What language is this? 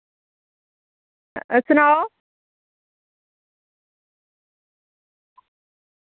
Dogri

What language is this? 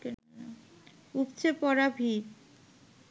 Bangla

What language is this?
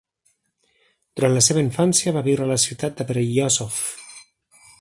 Catalan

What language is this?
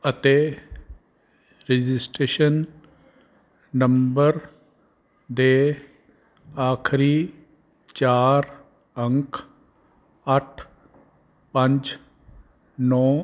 Punjabi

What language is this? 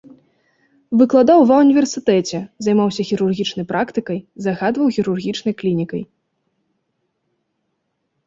Belarusian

